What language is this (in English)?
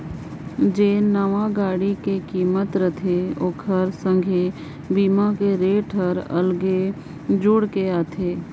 Chhattisgarhi